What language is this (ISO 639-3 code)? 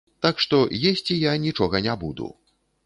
bel